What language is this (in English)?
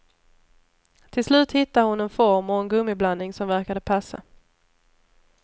Swedish